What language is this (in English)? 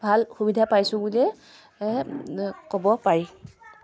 Assamese